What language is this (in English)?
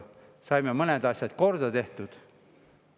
Estonian